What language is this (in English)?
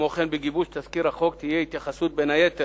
Hebrew